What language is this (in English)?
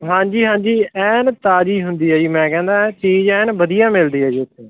Punjabi